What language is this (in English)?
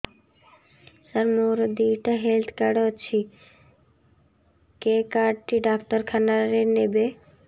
Odia